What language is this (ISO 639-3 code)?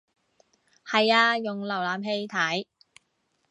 yue